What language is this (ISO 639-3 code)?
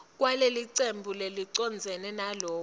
ssw